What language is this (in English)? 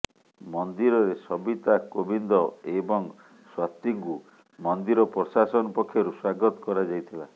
Odia